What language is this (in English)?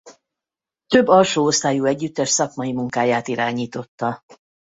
Hungarian